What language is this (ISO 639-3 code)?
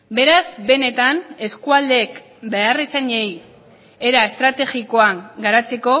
eus